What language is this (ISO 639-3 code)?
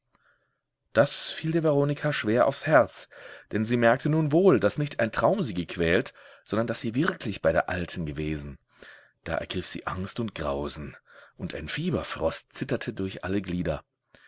deu